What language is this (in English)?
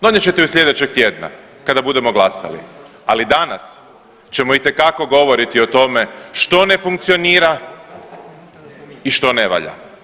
Croatian